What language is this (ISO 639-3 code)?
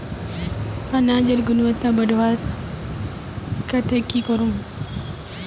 mag